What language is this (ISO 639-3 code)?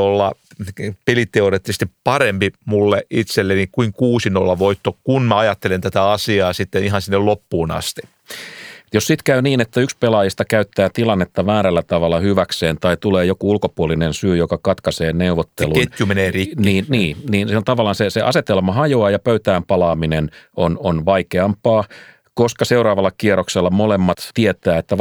fin